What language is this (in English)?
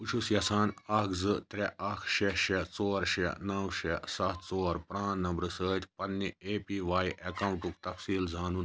Kashmiri